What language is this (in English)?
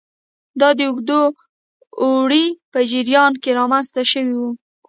Pashto